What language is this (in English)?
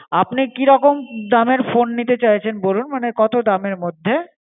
Bangla